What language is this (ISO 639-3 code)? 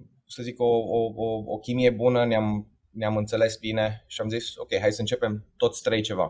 ron